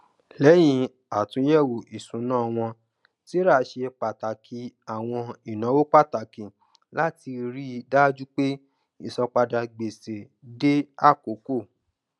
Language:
Yoruba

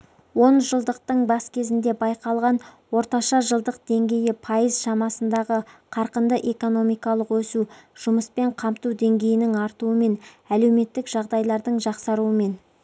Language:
Kazakh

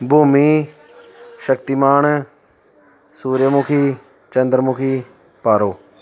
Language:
Punjabi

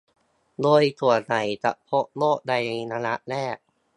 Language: Thai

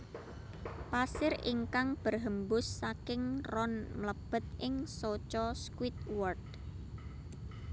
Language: Javanese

